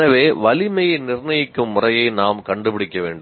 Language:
Tamil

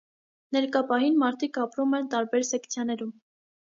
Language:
Armenian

